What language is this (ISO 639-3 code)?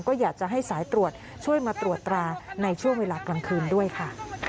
tha